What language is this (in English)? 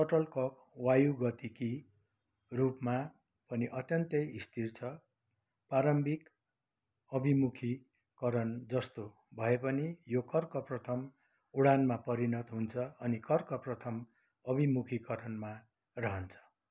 Nepali